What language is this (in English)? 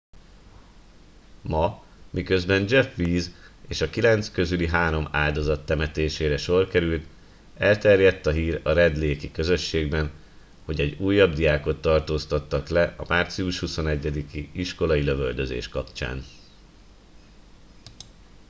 Hungarian